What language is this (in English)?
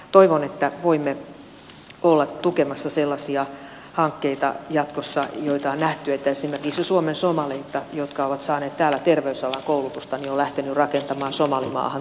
Finnish